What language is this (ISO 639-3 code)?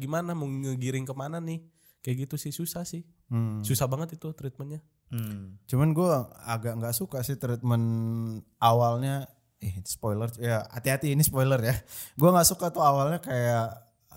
ind